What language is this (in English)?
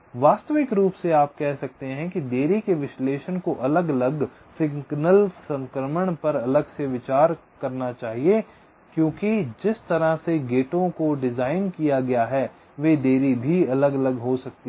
Hindi